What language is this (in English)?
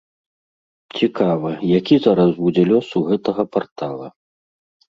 Belarusian